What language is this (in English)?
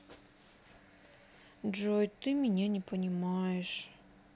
Russian